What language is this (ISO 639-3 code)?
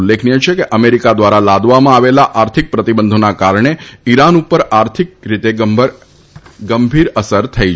guj